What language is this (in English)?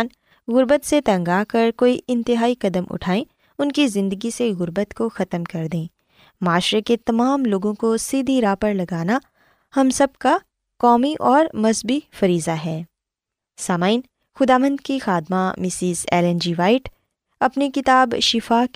Urdu